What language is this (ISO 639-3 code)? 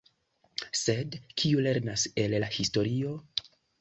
epo